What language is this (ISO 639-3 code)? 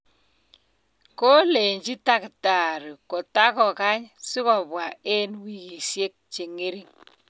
kln